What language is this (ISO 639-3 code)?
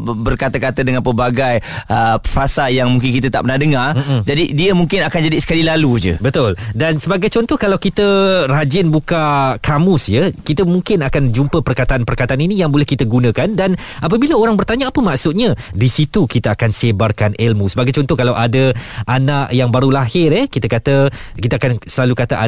msa